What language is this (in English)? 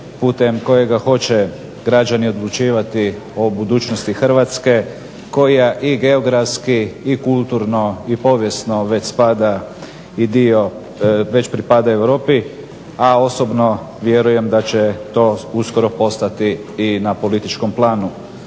Croatian